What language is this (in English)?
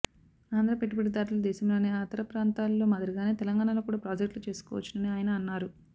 Telugu